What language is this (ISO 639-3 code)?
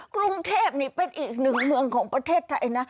tha